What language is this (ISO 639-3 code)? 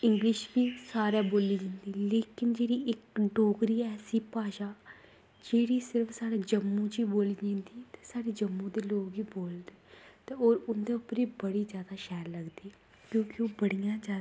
doi